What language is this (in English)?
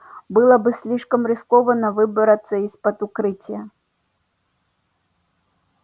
Russian